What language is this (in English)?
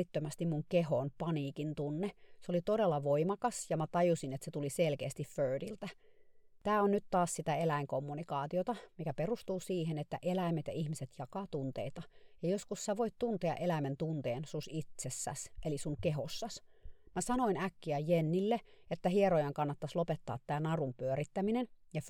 Finnish